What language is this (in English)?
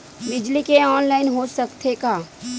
Chhattisgarhi